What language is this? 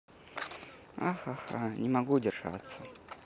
Russian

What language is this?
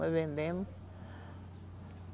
Portuguese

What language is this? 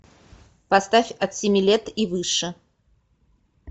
Russian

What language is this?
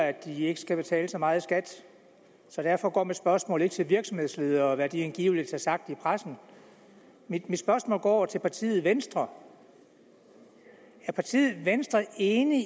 Danish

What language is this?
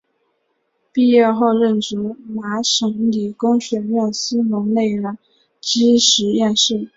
Chinese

